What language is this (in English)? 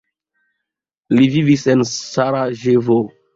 Esperanto